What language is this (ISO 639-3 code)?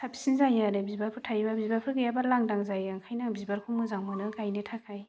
brx